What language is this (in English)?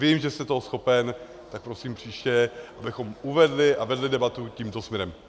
Czech